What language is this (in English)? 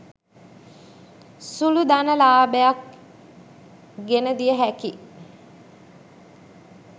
Sinhala